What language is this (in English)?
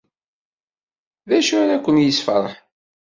Kabyle